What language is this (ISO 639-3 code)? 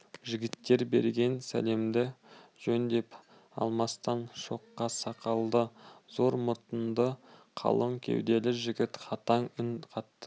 kaz